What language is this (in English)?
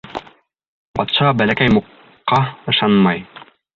Bashkir